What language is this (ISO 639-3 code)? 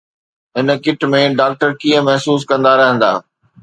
snd